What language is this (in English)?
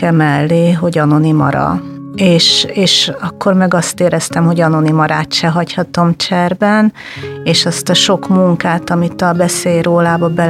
Hungarian